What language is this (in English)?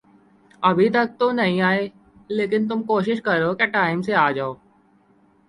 Urdu